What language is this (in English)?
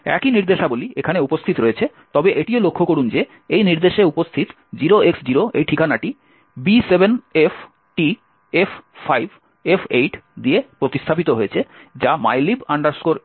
Bangla